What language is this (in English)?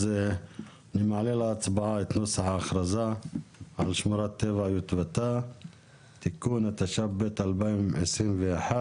Hebrew